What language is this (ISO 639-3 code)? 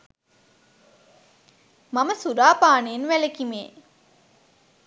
sin